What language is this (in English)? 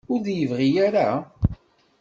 Kabyle